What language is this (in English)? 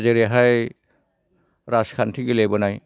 Bodo